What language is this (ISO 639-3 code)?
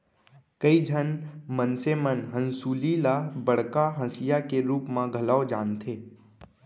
hne